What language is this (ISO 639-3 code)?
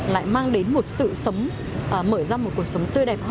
vie